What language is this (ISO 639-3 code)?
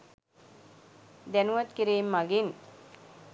sin